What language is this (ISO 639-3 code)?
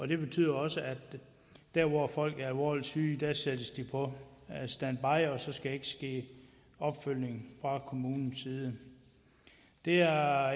dan